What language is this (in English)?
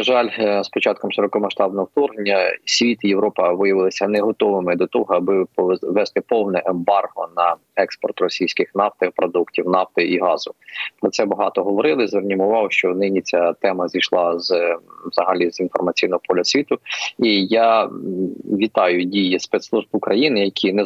Ukrainian